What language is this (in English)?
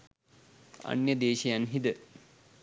Sinhala